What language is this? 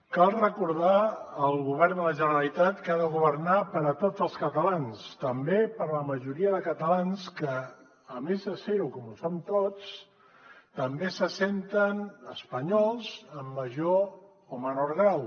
Catalan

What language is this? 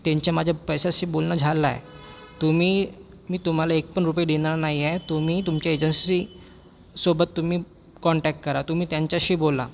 Marathi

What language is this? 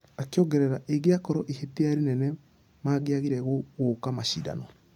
Kikuyu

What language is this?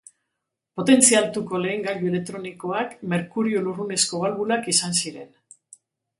Basque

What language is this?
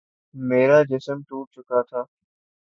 Urdu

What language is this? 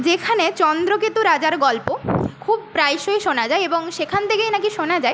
Bangla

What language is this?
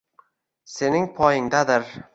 Uzbek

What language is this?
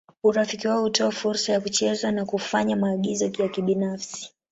Swahili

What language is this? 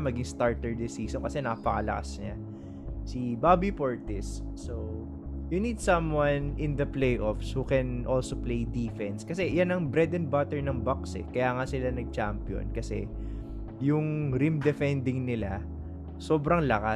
Filipino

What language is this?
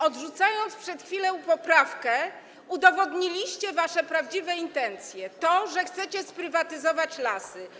Polish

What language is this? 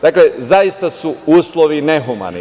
Serbian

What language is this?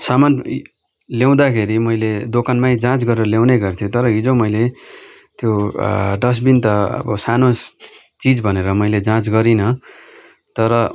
Nepali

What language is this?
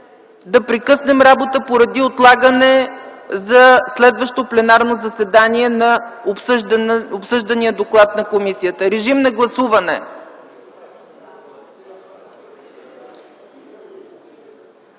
Bulgarian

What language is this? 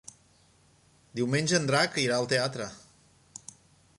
Catalan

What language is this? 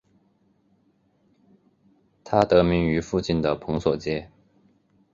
Chinese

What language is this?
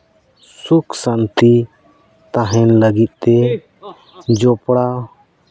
Santali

